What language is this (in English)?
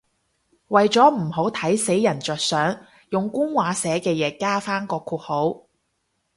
Cantonese